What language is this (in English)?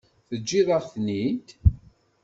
Kabyle